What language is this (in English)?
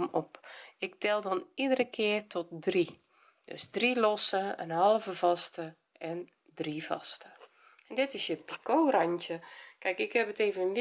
Dutch